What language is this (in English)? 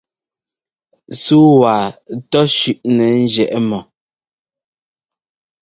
Ngomba